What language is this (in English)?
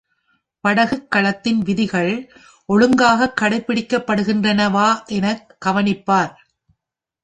Tamil